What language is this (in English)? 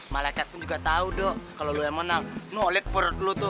Indonesian